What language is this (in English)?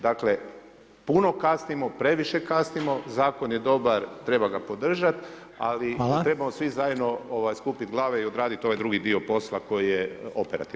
Croatian